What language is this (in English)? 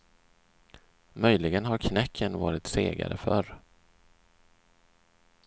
Swedish